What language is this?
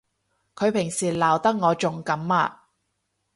Cantonese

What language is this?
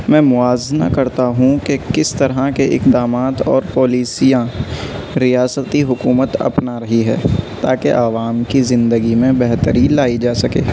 Urdu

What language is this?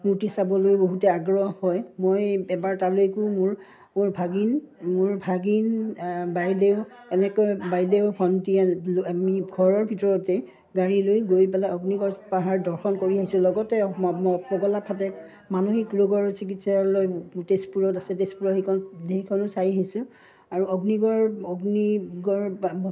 Assamese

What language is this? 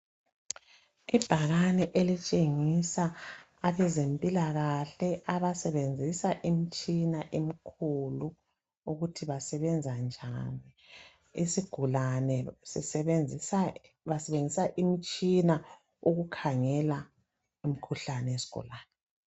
North Ndebele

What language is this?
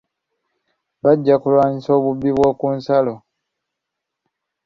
Ganda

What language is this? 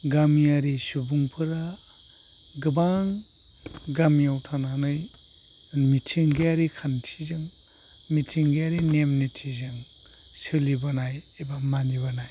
Bodo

